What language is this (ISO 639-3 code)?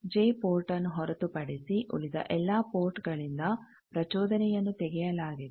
kan